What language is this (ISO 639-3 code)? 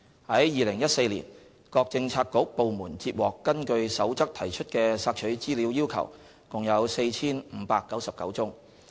yue